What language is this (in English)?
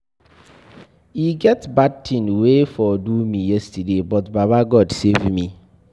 Nigerian Pidgin